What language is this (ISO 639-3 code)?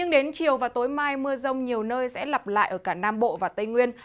vie